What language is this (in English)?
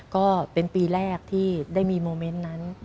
Thai